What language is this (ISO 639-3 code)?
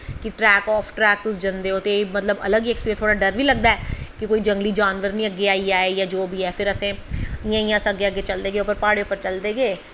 doi